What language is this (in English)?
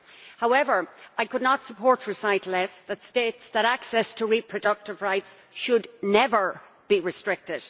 English